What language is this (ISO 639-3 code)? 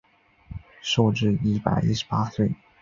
zho